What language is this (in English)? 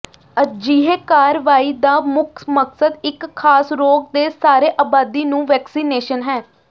Punjabi